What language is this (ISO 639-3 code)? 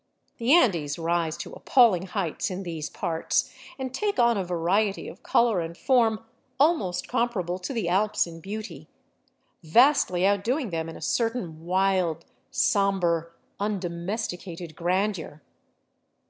eng